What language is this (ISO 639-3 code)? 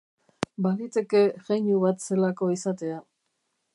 eus